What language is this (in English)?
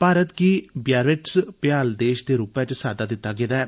Dogri